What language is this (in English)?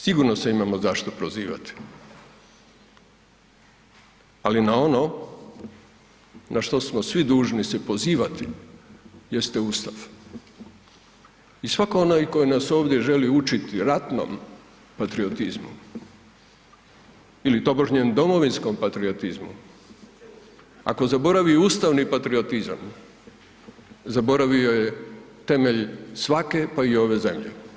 Croatian